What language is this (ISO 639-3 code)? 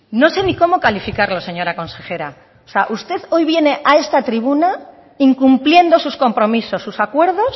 spa